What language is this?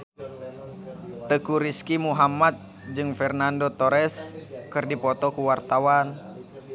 Sundanese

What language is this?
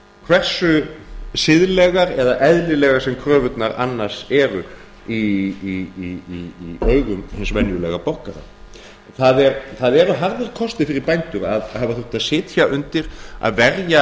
Icelandic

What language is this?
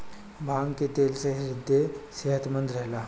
Bhojpuri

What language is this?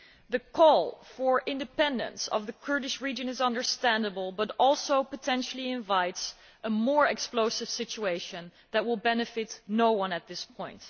English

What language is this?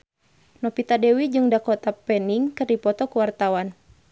Sundanese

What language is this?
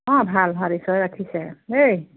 Assamese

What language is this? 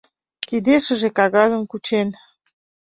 Mari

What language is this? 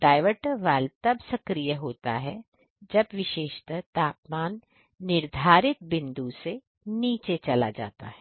Hindi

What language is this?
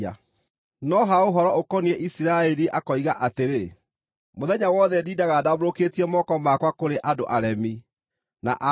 Kikuyu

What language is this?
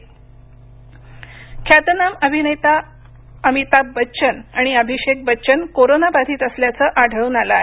Marathi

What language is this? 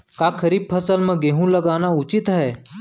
Chhattisgarhi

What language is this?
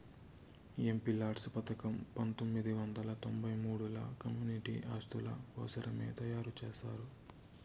Telugu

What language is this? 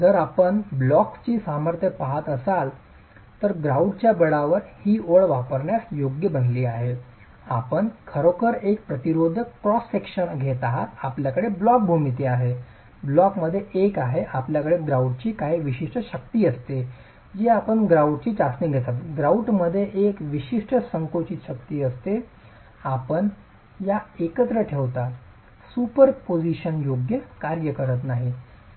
Marathi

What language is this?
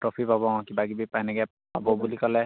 Assamese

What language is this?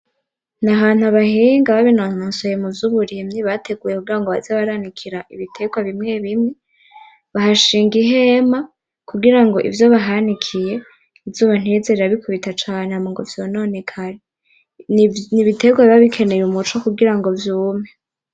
Rundi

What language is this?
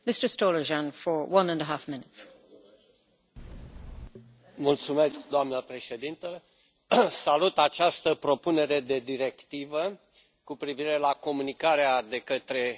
Romanian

